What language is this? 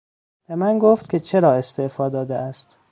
Persian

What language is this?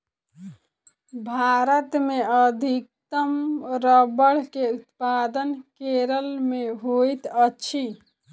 Maithili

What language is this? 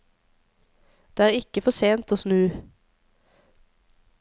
Norwegian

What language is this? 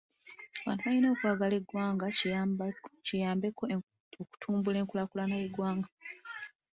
Ganda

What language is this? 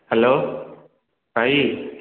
Odia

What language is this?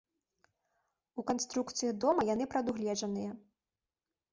Belarusian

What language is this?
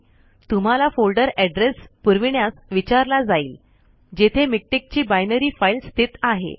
Marathi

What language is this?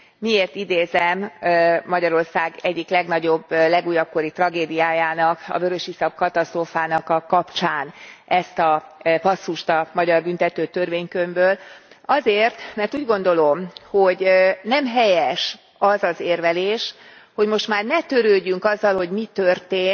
Hungarian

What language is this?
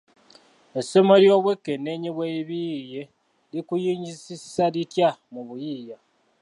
Ganda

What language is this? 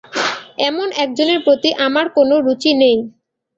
Bangla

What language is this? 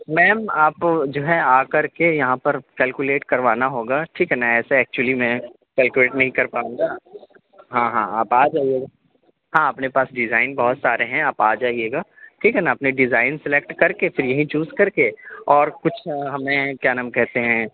Urdu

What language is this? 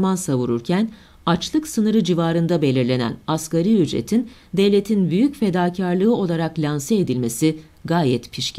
Turkish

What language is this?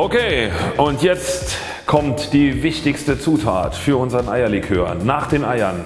German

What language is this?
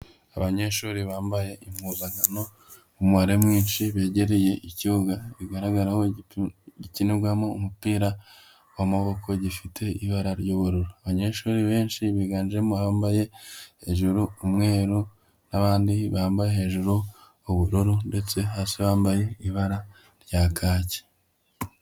Kinyarwanda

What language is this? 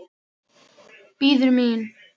Icelandic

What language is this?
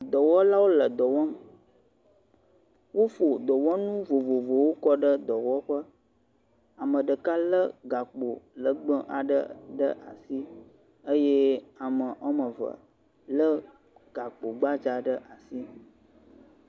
Ewe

